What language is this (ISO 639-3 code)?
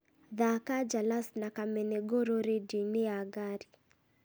kik